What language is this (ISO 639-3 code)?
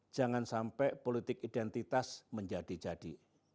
ind